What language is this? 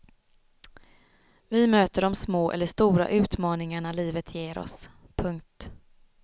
Swedish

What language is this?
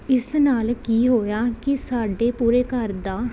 Punjabi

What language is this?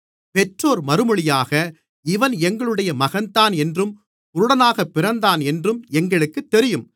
Tamil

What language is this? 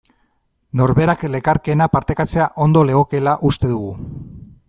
Basque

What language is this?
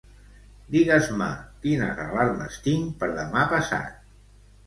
Catalan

